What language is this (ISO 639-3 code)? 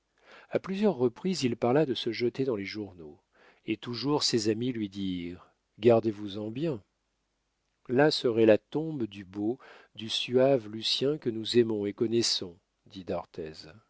fra